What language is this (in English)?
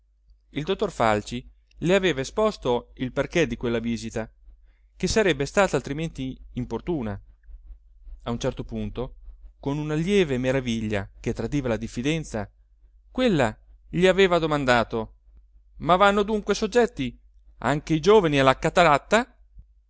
Italian